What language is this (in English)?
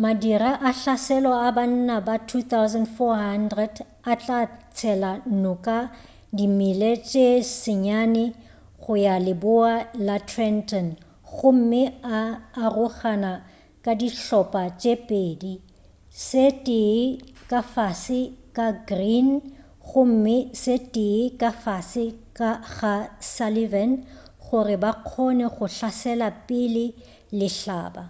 Northern Sotho